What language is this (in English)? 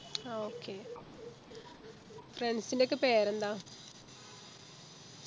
Malayalam